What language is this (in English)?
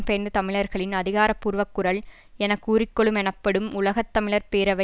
Tamil